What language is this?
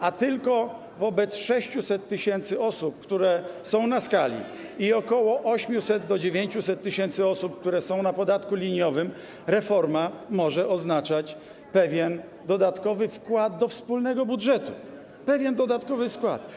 Polish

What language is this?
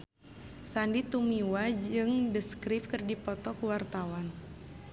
Sundanese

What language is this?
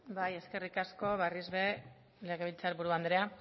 Basque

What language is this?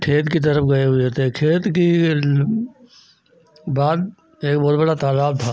Hindi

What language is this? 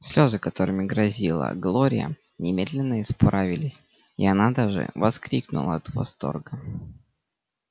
Russian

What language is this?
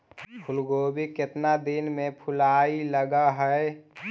Magahi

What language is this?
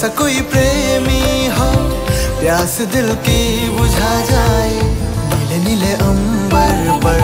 Hindi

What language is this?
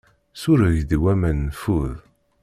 Kabyle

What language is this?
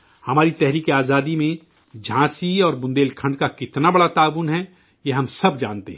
Urdu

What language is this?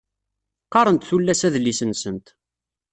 Kabyle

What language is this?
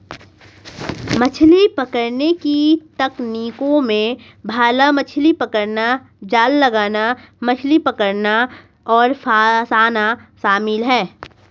Hindi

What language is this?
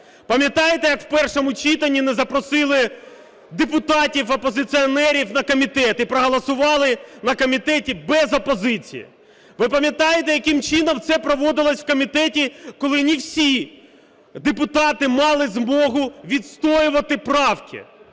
Ukrainian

